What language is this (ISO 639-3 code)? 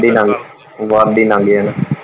pan